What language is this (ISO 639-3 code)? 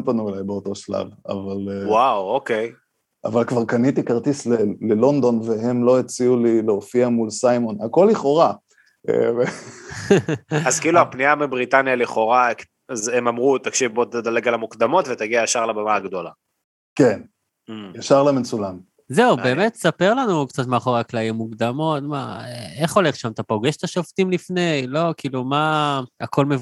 heb